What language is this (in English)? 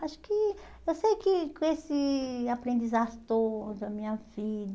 Portuguese